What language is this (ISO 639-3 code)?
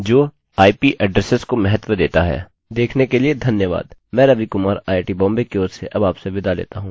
hin